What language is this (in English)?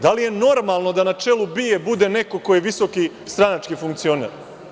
Serbian